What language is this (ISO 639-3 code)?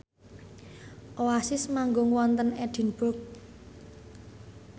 jav